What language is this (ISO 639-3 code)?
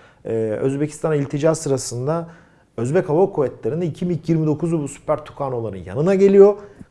tur